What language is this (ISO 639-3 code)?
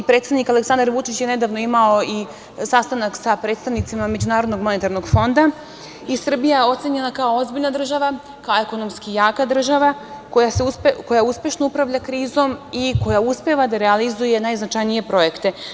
srp